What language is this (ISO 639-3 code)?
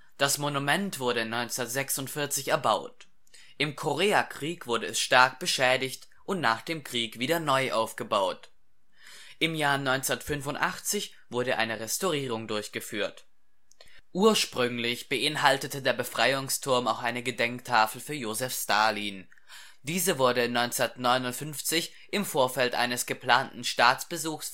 deu